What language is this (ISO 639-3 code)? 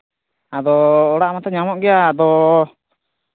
sat